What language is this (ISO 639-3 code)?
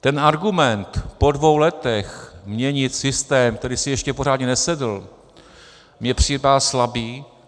ces